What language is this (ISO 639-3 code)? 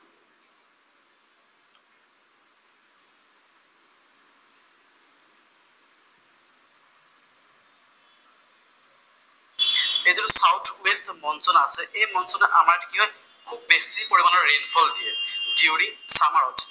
asm